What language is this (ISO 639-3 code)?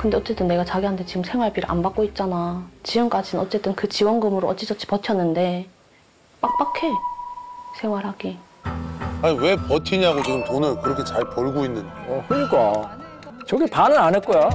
kor